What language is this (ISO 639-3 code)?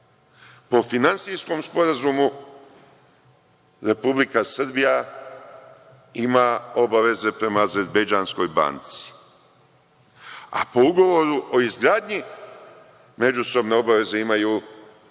srp